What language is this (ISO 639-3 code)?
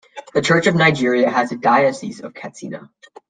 eng